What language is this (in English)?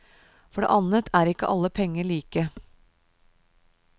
Norwegian